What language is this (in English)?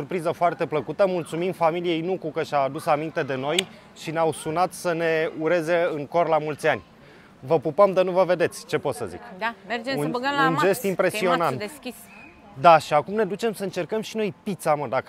Romanian